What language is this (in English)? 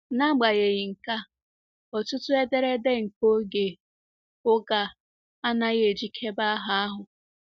Igbo